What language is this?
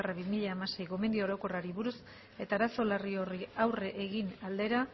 Basque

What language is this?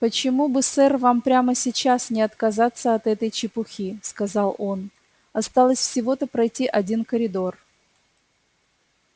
Russian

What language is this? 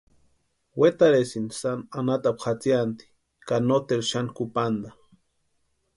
Western Highland Purepecha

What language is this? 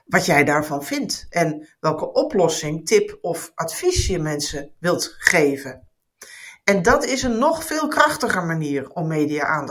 Dutch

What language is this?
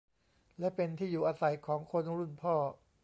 Thai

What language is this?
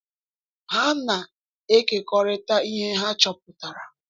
Igbo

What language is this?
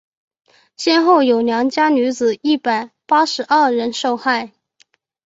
Chinese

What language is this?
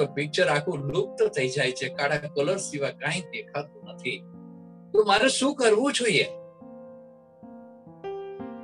Gujarati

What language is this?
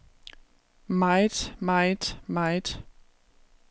Danish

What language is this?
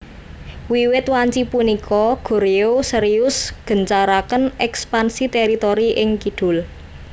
Javanese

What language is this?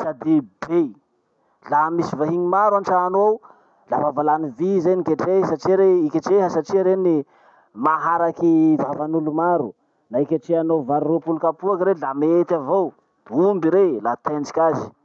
Masikoro Malagasy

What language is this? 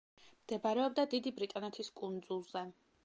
Georgian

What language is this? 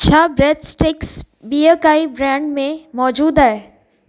Sindhi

